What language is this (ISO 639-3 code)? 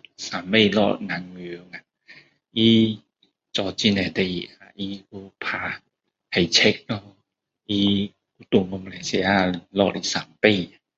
cdo